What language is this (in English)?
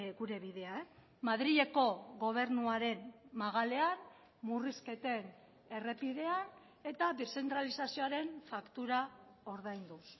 Basque